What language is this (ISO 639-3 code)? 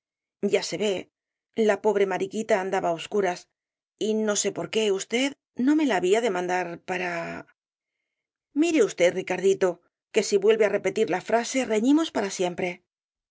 spa